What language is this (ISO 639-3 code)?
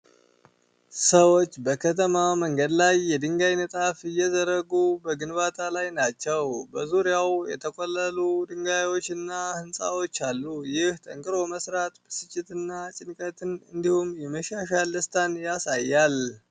amh